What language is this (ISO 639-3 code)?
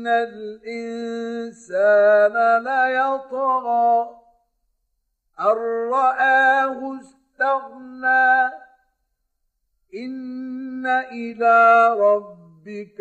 ara